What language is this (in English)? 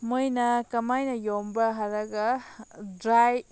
Manipuri